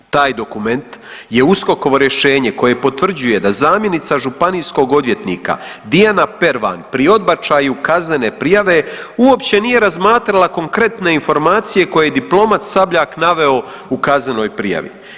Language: Croatian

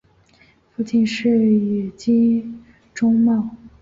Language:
Chinese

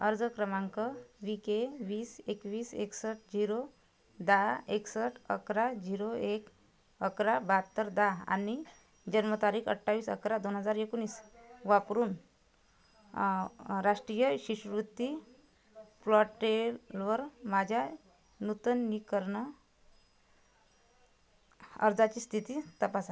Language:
Marathi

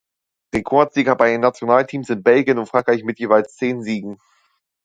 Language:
German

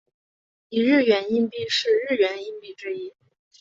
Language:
Chinese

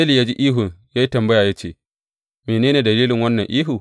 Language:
Hausa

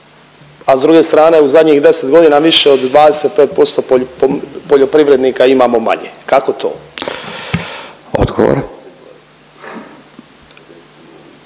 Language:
Croatian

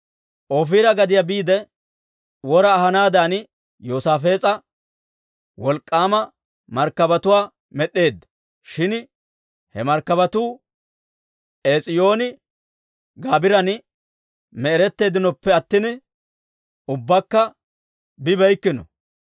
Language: Dawro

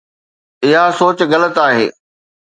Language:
Sindhi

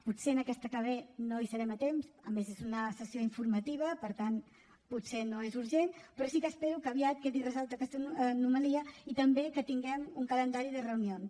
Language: Catalan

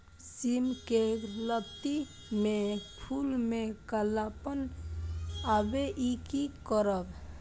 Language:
Maithili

